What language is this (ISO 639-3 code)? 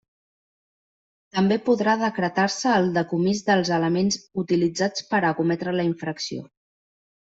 cat